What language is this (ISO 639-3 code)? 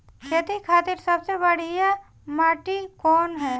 bho